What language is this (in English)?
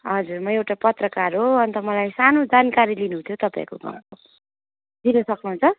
Nepali